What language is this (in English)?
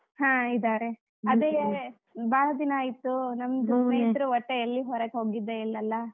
Kannada